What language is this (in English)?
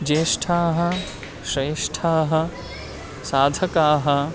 Sanskrit